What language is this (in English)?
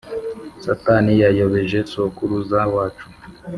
Kinyarwanda